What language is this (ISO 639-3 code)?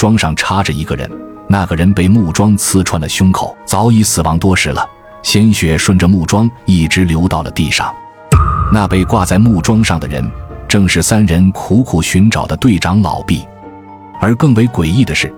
zho